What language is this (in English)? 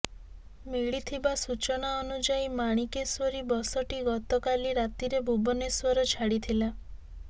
Odia